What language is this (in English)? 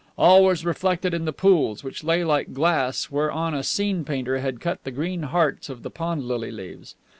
English